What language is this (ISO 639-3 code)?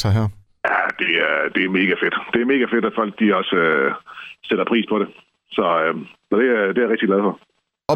dan